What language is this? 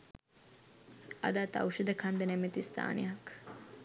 Sinhala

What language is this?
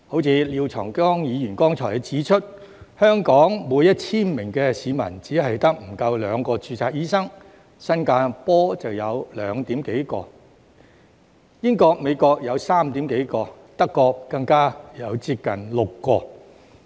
Cantonese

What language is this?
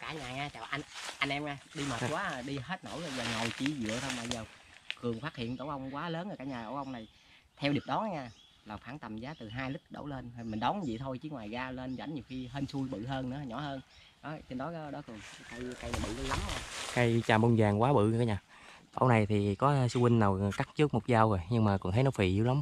Vietnamese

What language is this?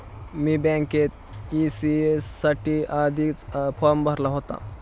Marathi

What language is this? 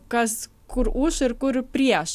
Lithuanian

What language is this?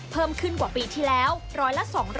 Thai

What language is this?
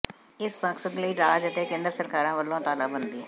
Punjabi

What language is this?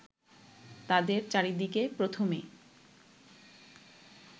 Bangla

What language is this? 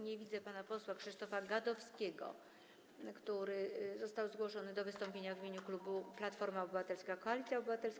Polish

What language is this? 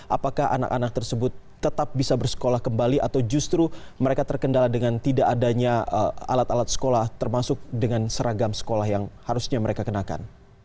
Indonesian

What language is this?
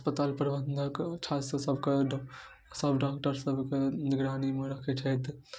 Maithili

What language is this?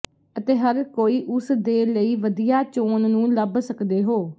Punjabi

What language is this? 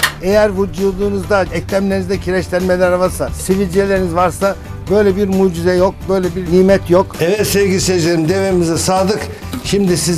Turkish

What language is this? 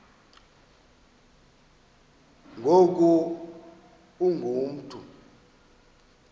Xhosa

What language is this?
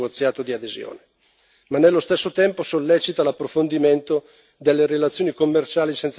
Italian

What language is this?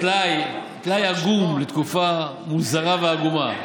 Hebrew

